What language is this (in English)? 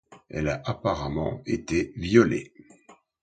French